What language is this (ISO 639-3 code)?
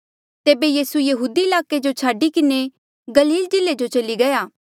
mjl